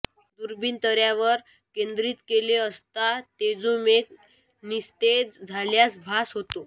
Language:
Marathi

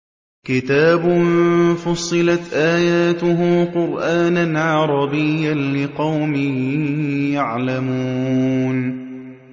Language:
Arabic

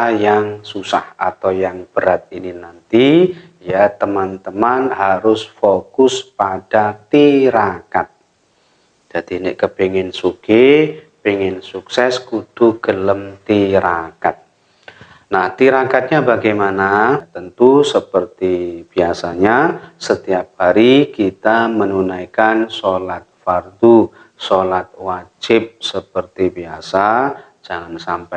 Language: Indonesian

